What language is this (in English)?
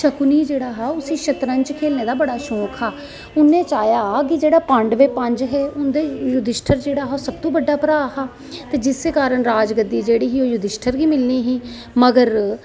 Dogri